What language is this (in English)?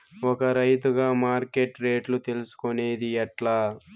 Telugu